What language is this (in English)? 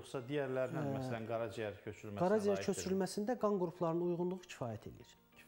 Turkish